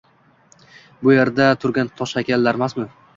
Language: Uzbek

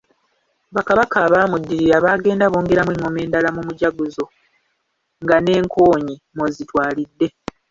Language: Ganda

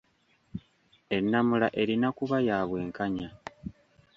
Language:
Ganda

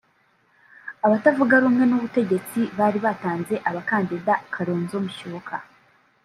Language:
Kinyarwanda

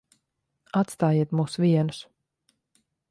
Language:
Latvian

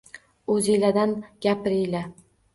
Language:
Uzbek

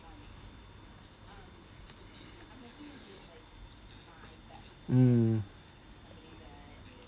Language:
English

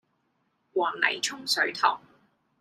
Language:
Cantonese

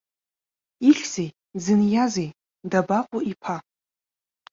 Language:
Abkhazian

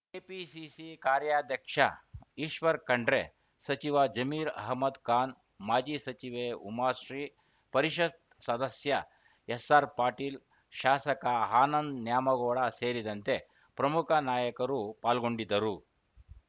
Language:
Kannada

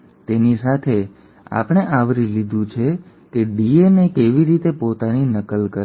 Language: Gujarati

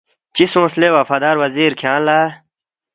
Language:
Balti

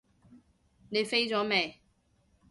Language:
Cantonese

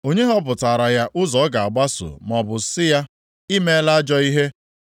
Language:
Igbo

